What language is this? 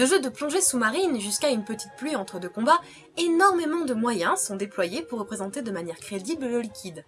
French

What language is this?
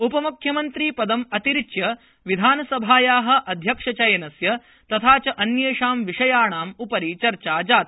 Sanskrit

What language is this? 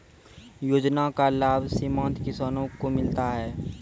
Maithili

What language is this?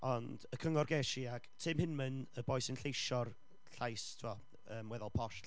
Welsh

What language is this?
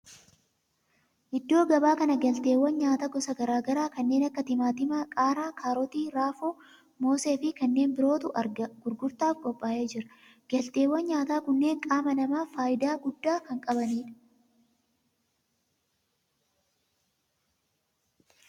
Oromo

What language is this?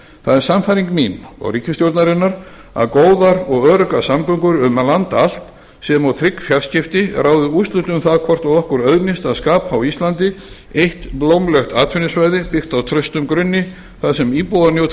Icelandic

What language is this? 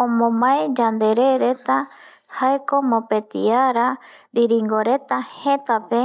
Eastern Bolivian Guaraní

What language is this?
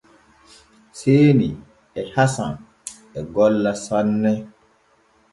Borgu Fulfulde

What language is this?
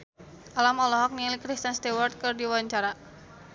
Sundanese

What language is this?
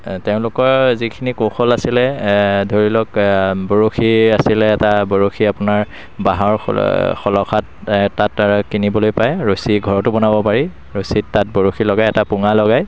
Assamese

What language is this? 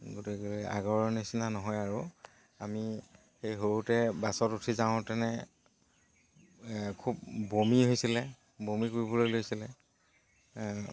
Assamese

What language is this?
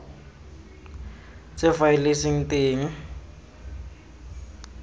Tswana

